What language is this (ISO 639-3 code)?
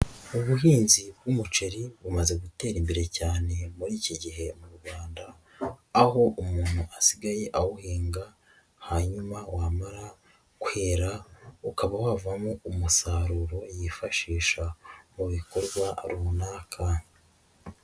kin